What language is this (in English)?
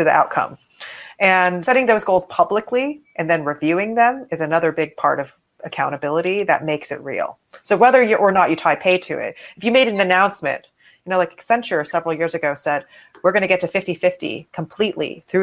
English